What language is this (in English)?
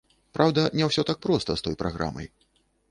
Belarusian